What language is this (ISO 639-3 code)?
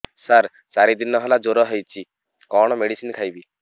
ori